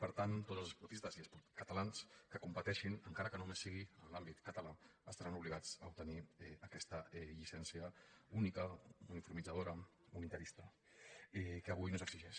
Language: Catalan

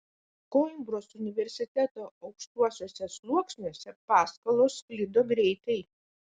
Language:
Lithuanian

